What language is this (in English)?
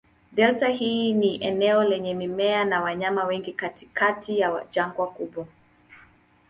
Swahili